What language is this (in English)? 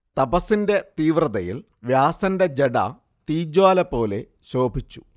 Malayalam